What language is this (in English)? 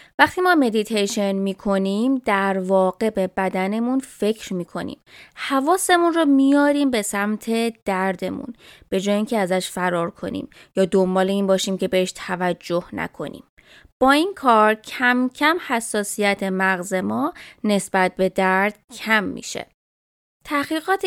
Persian